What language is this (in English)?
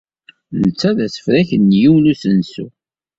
Kabyle